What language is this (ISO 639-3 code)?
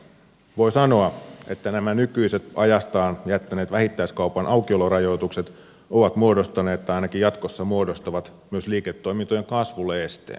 fin